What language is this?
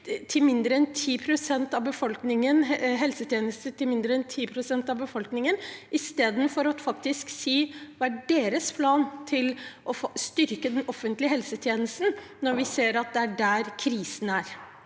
Norwegian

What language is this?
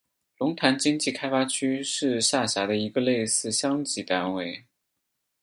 Chinese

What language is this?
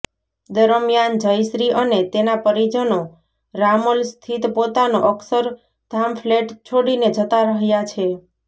Gujarati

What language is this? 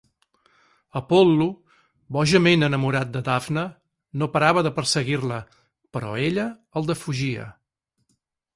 Catalan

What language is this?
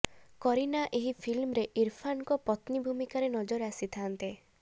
Odia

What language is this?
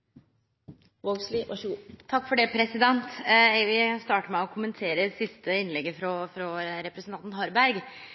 Norwegian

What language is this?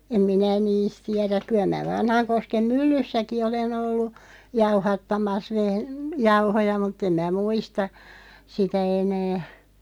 Finnish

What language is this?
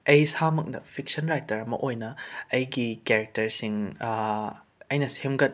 Manipuri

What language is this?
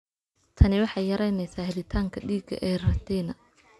Somali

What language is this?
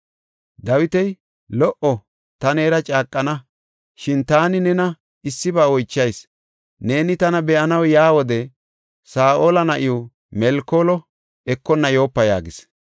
Gofa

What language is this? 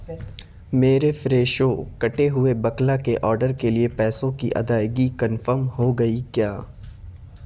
Urdu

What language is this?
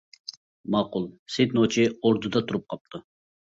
Uyghur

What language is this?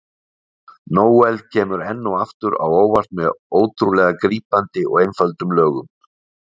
Icelandic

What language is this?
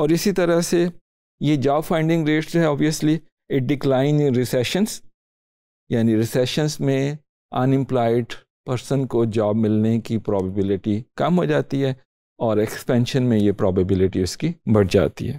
Hindi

